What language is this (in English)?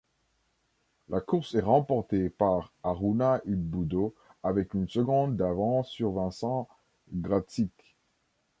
French